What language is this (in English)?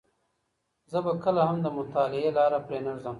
Pashto